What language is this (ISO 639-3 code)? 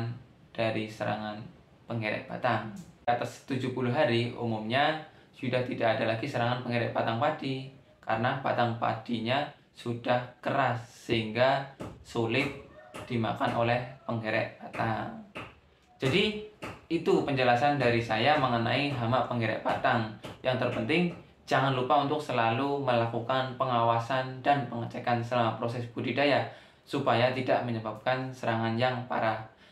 ind